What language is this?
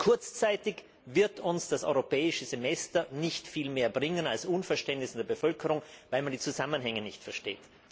German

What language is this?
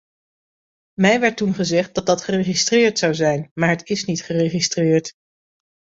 Dutch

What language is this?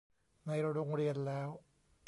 Thai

